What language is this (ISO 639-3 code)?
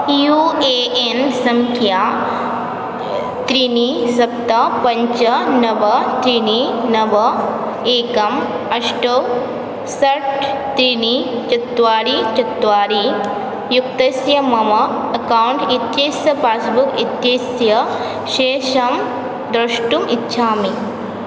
san